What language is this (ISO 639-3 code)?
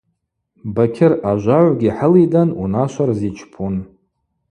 abq